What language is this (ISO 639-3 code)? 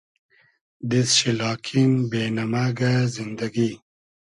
haz